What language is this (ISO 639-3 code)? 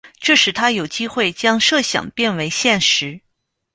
zho